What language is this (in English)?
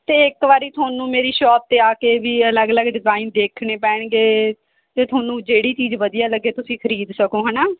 Punjabi